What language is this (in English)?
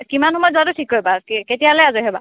Assamese